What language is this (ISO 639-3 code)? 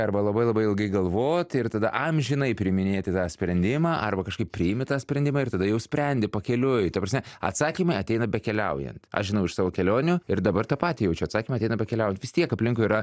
lit